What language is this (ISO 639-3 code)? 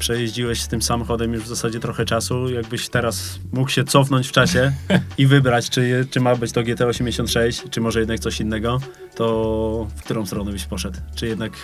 pol